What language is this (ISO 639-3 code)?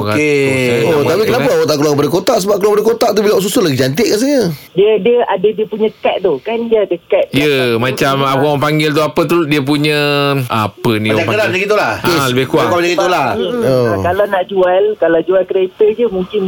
msa